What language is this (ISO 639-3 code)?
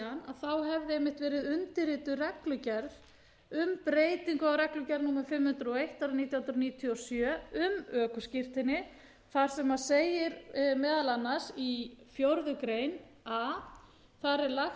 isl